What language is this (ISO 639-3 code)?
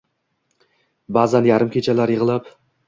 uzb